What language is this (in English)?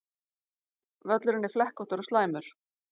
Icelandic